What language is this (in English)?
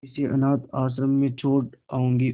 Hindi